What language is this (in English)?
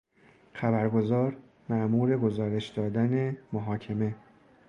Persian